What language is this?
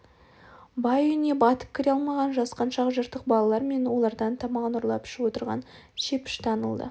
Kazakh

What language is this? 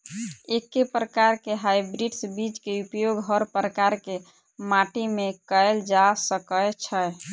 Maithili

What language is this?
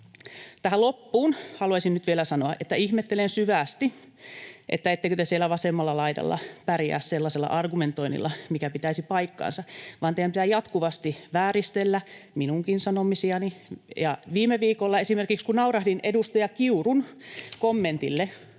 Finnish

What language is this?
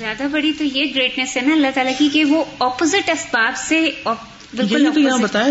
Urdu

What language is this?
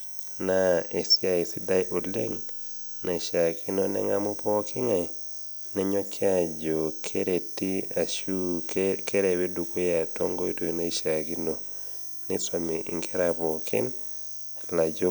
Masai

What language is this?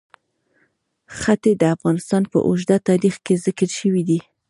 Pashto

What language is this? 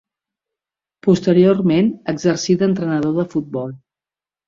Catalan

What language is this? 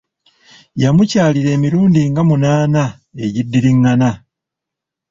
Ganda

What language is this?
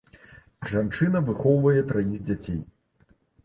Belarusian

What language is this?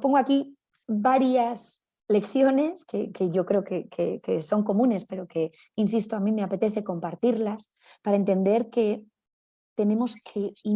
Spanish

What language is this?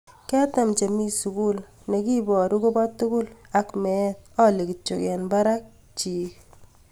Kalenjin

